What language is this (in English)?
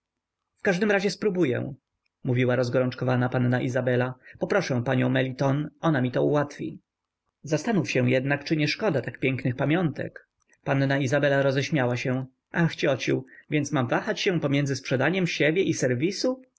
Polish